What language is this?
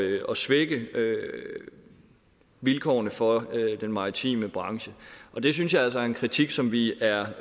Danish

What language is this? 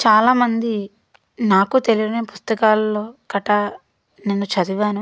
Telugu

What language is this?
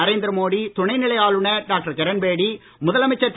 Tamil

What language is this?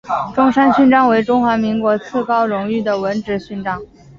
Chinese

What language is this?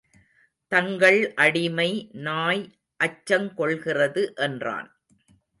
Tamil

